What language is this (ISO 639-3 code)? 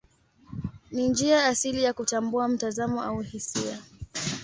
swa